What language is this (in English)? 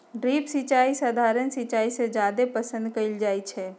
Magahi